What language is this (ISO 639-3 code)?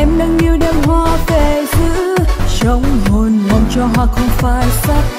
tha